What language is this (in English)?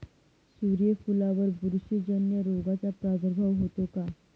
Marathi